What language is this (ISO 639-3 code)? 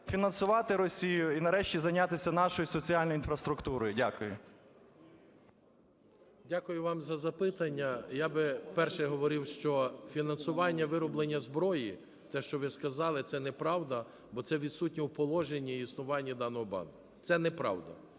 ukr